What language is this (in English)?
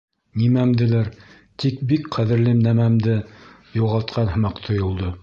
Bashkir